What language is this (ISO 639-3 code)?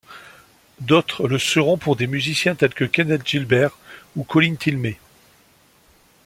fra